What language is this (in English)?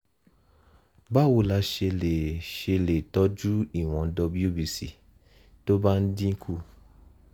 Yoruba